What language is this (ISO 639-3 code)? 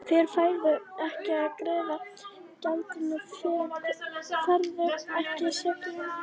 isl